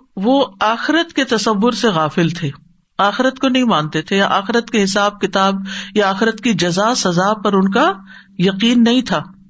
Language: Urdu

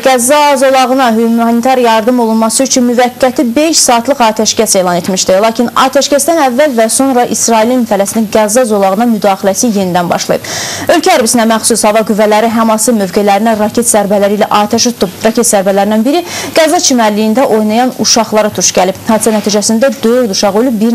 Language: Russian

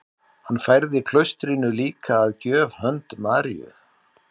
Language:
Icelandic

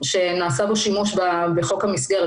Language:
Hebrew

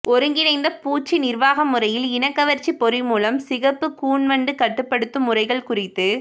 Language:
Tamil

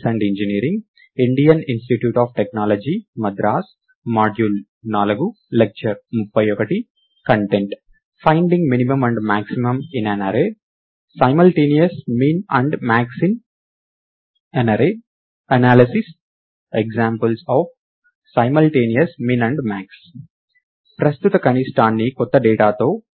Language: Telugu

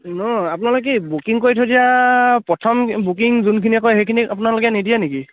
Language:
Assamese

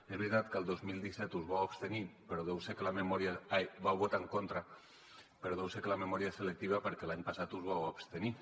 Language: Catalan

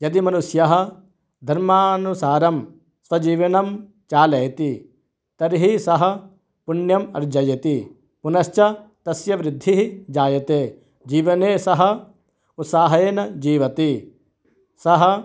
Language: Sanskrit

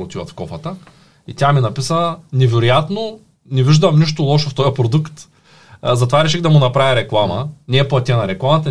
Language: Bulgarian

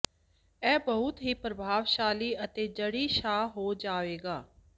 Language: Punjabi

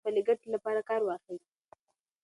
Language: Pashto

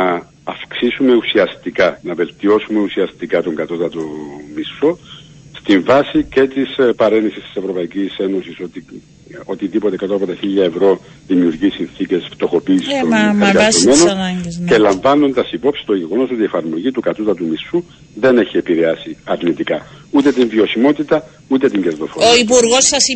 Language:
Greek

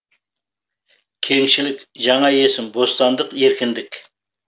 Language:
Kazakh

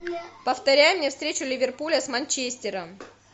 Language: Russian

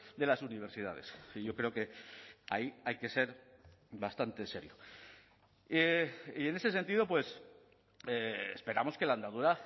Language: Spanish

